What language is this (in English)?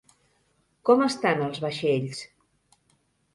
Catalan